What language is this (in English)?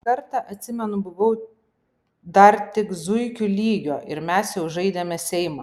Lithuanian